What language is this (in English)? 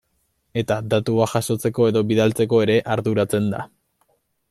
Basque